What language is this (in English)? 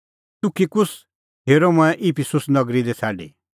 Kullu Pahari